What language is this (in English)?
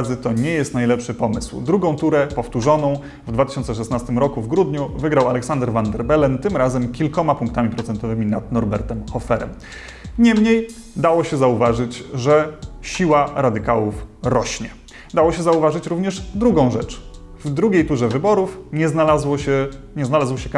Polish